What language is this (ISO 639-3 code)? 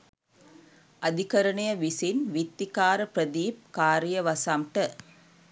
sin